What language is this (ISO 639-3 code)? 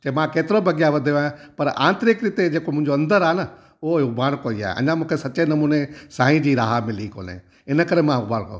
snd